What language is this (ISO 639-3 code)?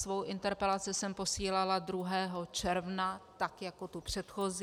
ces